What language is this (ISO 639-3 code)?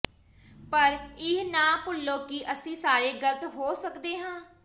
pan